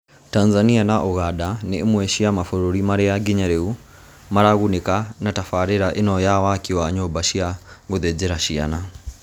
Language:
Kikuyu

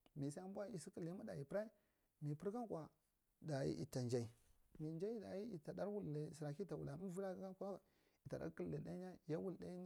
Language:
Marghi Central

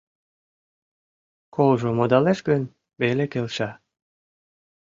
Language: Mari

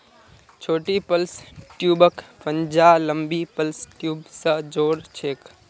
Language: Magahi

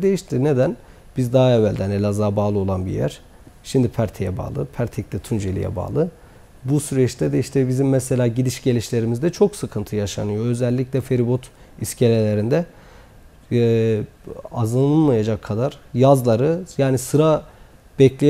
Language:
Turkish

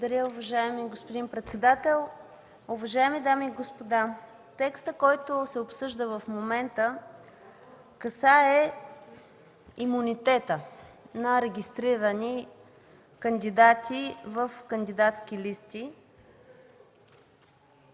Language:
Bulgarian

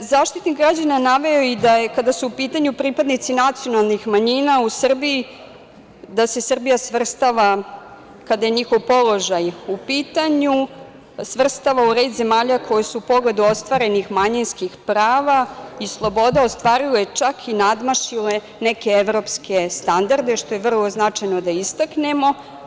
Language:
Serbian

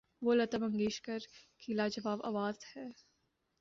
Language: Urdu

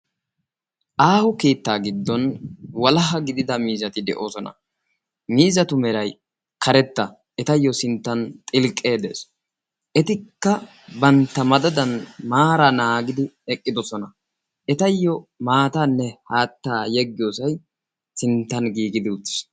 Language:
Wolaytta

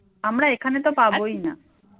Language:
Bangla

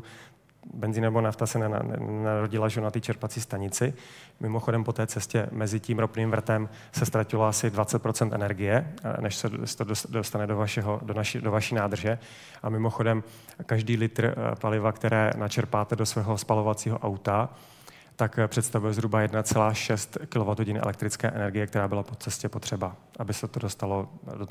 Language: Czech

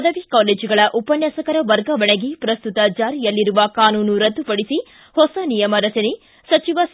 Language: Kannada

